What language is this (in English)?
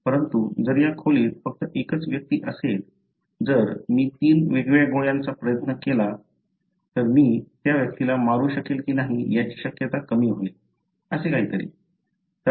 Marathi